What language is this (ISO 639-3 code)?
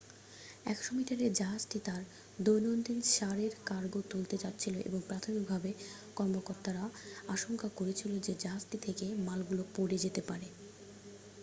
ben